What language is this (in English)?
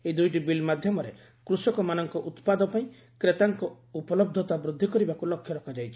Odia